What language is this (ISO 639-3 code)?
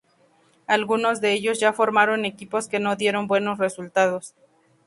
spa